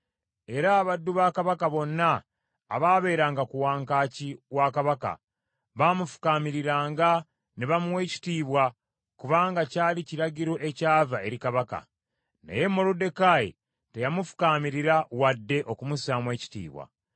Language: Ganda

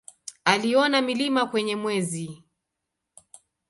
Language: Swahili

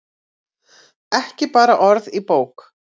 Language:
Icelandic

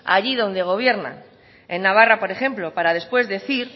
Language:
Spanish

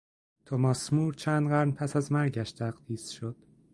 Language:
Persian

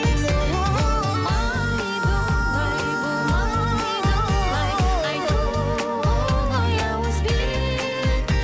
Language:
Kazakh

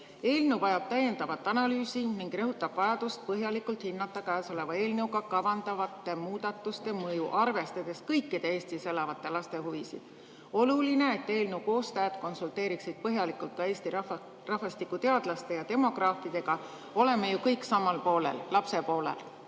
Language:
Estonian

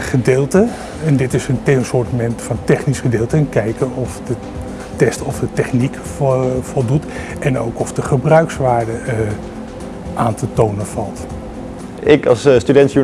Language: Dutch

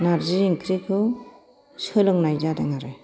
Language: Bodo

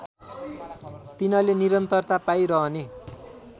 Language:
Nepali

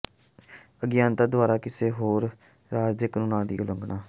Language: Punjabi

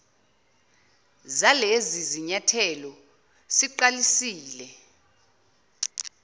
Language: Zulu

